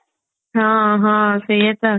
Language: Odia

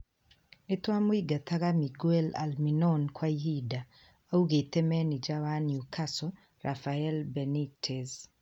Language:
Kikuyu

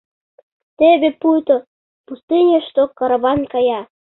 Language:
Mari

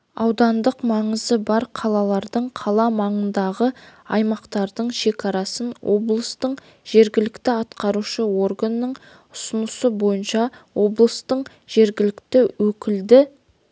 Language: Kazakh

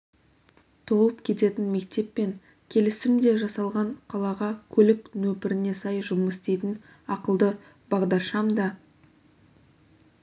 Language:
Kazakh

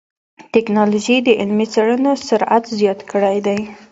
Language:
Pashto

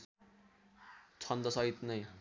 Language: Nepali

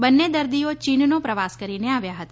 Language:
Gujarati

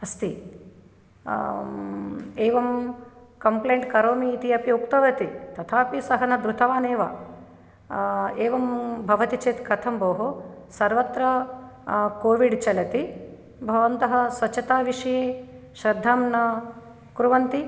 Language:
Sanskrit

